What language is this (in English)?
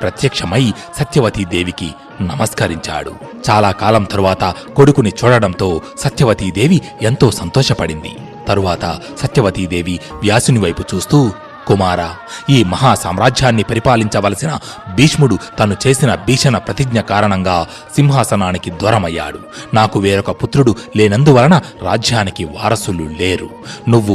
Telugu